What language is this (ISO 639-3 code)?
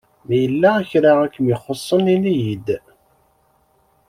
kab